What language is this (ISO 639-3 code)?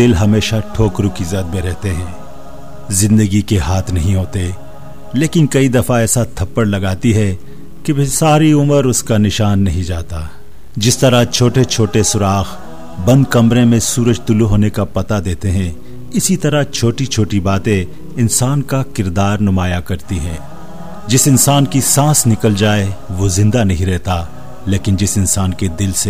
urd